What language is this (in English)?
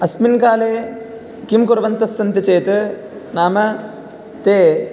Sanskrit